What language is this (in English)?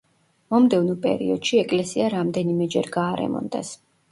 Georgian